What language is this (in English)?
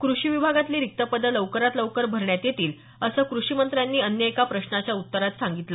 Marathi